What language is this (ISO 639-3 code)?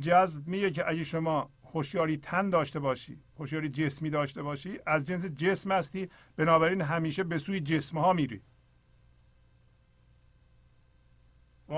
fas